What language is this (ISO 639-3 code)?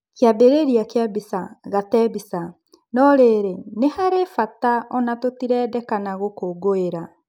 kik